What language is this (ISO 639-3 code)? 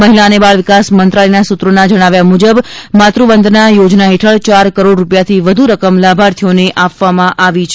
guj